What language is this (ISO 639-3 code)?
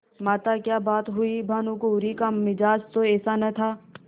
hin